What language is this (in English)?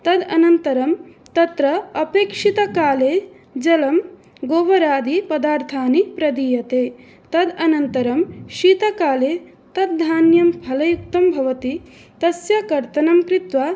Sanskrit